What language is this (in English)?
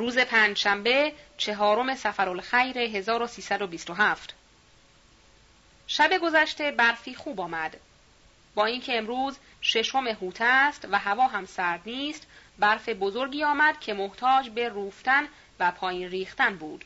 Persian